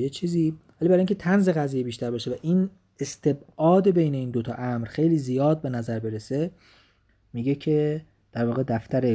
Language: Persian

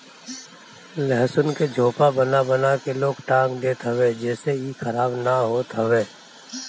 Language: Bhojpuri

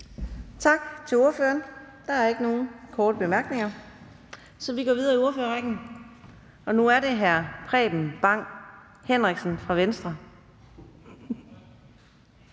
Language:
Danish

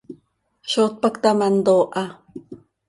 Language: Seri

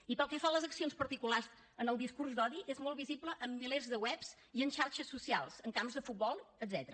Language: Catalan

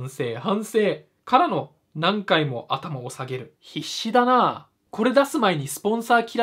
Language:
Japanese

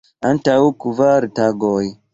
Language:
Esperanto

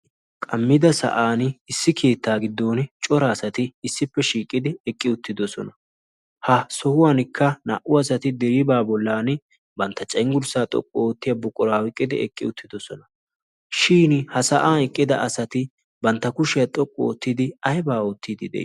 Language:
Wolaytta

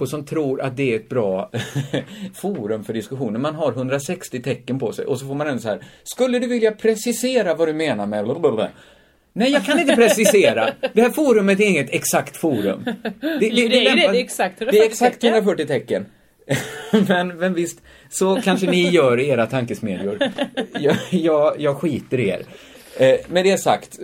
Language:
Swedish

